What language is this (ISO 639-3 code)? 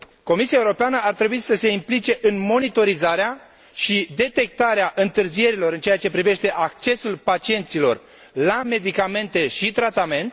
ron